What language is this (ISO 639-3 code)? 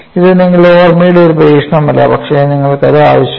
mal